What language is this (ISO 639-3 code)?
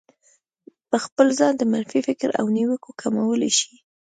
pus